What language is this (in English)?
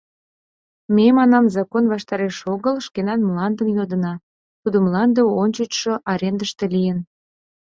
Mari